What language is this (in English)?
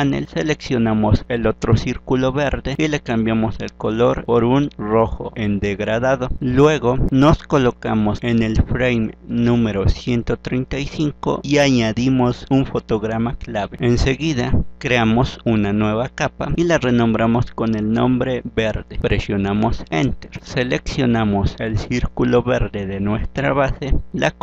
Spanish